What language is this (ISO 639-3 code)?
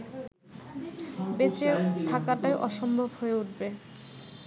ben